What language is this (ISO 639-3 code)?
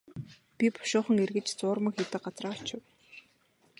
mon